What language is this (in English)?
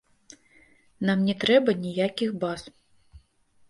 Belarusian